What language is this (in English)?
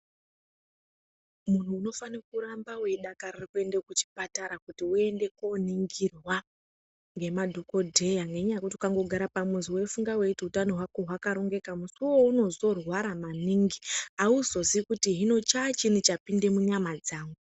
Ndau